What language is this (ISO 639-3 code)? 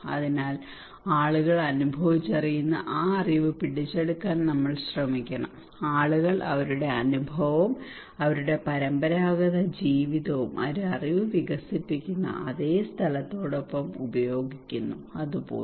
mal